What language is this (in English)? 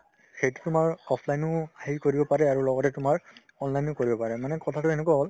Assamese